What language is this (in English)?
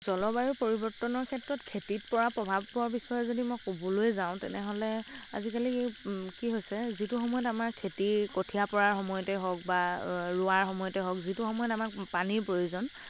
Assamese